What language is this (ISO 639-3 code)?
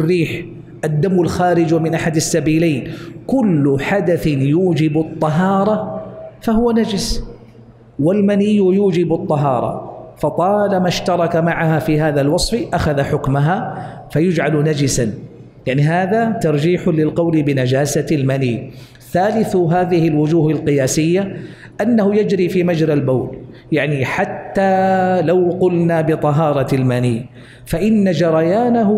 ara